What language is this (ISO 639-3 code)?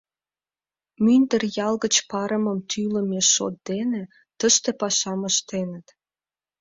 chm